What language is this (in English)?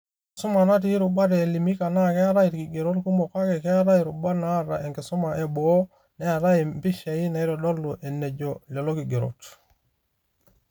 Masai